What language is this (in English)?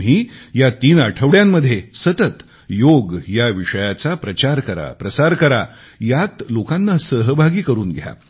Marathi